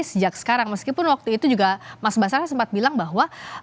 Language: Indonesian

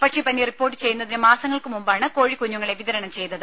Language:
Malayalam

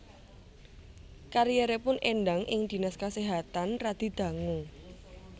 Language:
Javanese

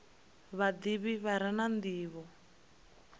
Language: Venda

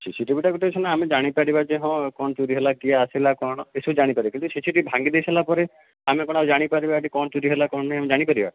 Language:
Odia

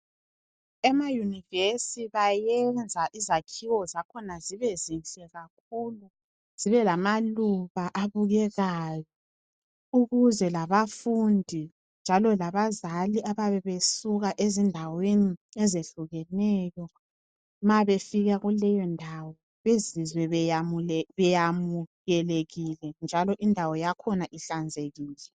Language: North Ndebele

